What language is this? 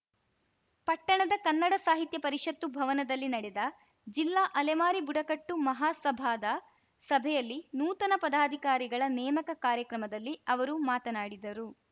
Kannada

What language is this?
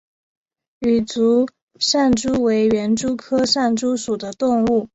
Chinese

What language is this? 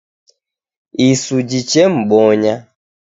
Taita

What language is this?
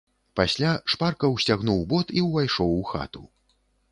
Belarusian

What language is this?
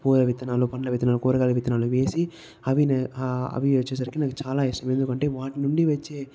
Telugu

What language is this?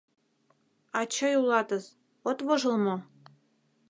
Mari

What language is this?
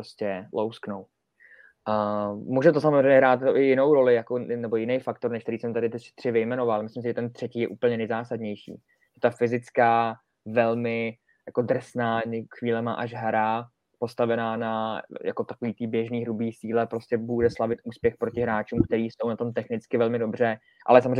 Czech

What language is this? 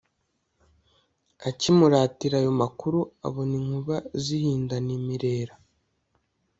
Kinyarwanda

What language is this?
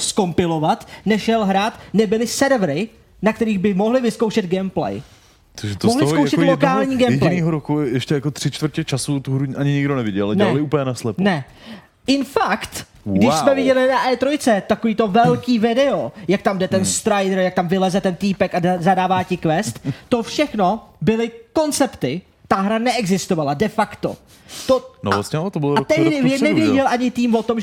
Czech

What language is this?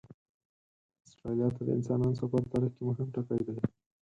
Pashto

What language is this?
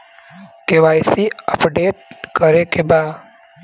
Bhojpuri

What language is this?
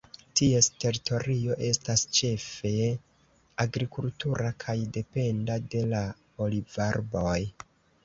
Esperanto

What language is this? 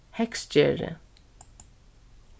Faroese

